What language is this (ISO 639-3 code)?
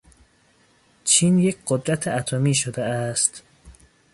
fas